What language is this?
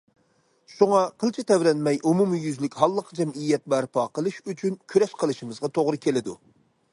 Uyghur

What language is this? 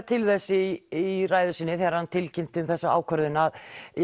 Icelandic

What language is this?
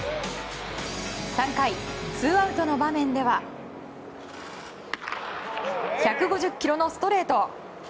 Japanese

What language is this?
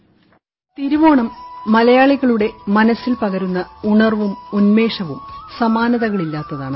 Malayalam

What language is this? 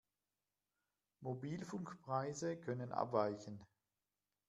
German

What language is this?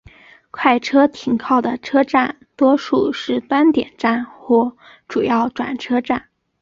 Chinese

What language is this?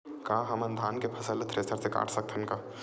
Chhattisgarhi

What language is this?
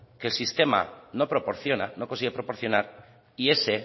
Spanish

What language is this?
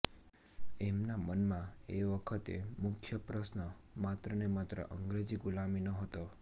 Gujarati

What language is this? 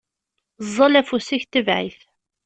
Kabyle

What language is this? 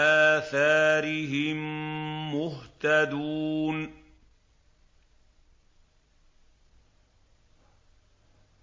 Arabic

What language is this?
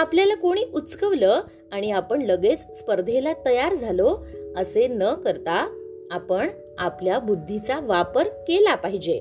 Marathi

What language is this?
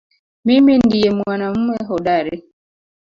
Swahili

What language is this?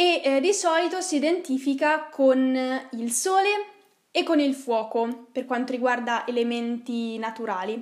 Italian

